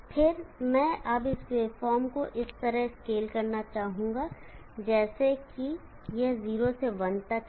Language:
Hindi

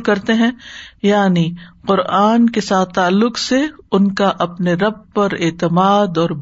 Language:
Urdu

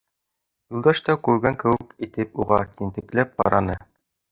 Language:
Bashkir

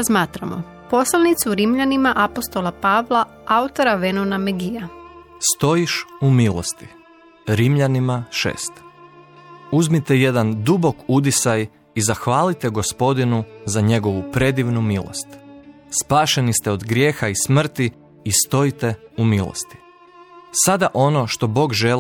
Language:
Croatian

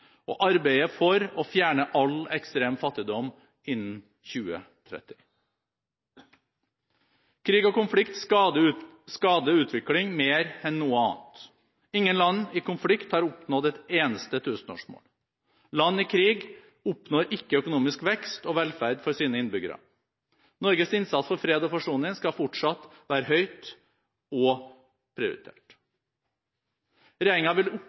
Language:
Norwegian Bokmål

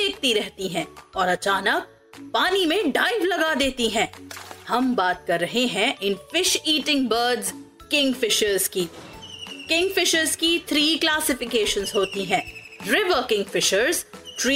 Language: Hindi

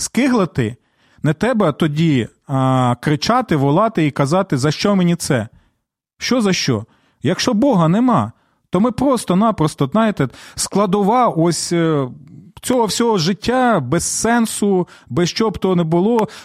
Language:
Ukrainian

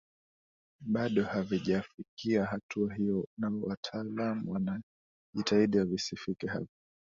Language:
Swahili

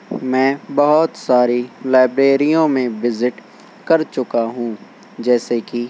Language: Urdu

